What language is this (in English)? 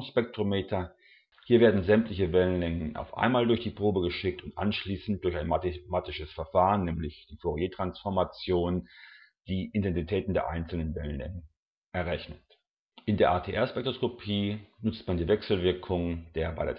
German